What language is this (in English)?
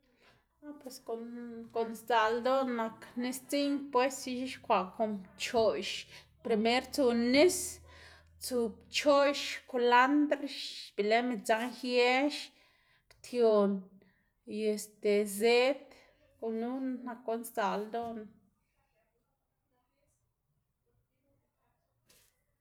Xanaguía Zapotec